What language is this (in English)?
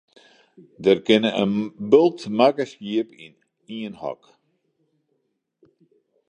Western Frisian